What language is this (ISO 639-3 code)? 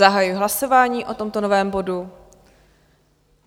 ces